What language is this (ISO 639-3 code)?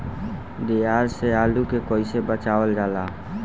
bho